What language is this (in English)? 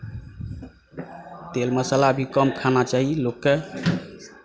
Maithili